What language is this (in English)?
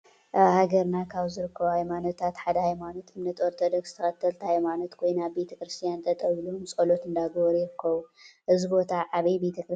Tigrinya